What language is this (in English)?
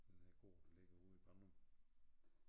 Danish